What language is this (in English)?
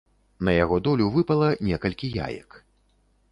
Belarusian